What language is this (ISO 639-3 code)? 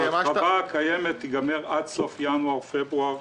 heb